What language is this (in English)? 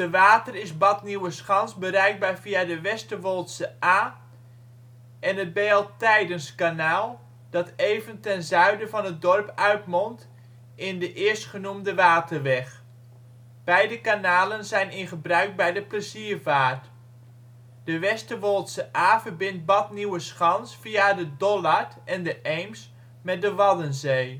Dutch